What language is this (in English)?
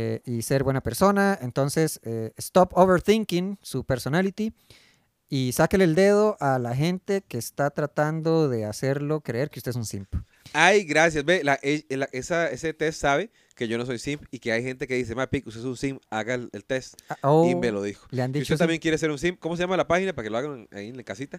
Spanish